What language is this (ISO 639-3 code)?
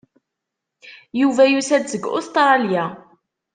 kab